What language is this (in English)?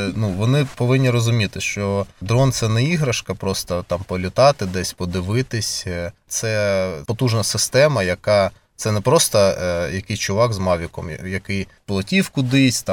Ukrainian